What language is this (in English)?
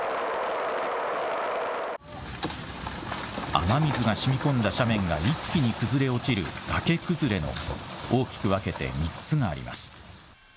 Japanese